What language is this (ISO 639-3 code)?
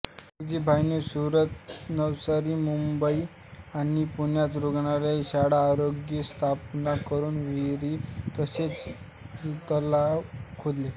mar